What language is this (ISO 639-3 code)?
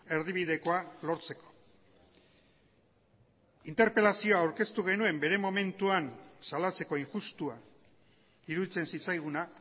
eus